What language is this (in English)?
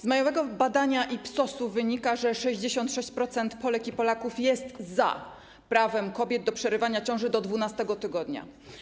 Polish